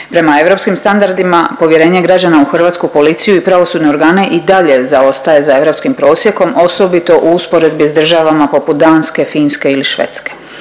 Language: Croatian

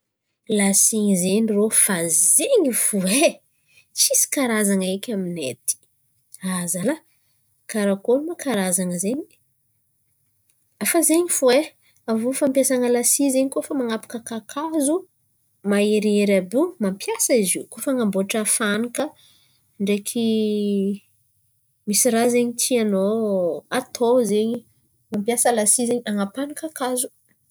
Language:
Antankarana Malagasy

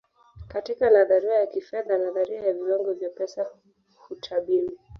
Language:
Swahili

